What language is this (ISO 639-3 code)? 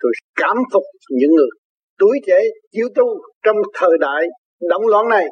vie